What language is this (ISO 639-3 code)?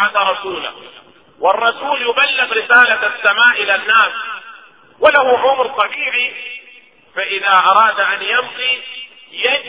ara